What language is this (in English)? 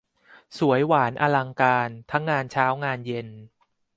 Thai